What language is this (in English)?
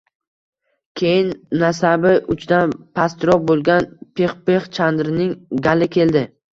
Uzbek